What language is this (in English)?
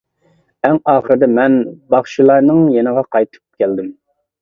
Uyghur